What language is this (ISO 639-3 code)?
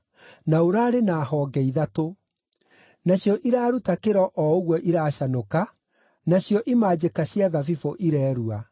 kik